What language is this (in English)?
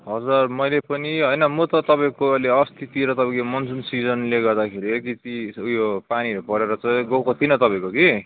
Nepali